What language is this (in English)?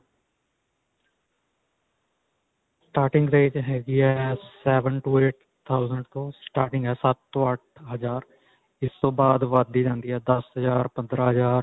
Punjabi